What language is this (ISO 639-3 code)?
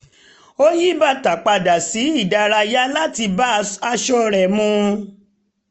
yor